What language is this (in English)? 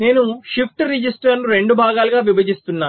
Telugu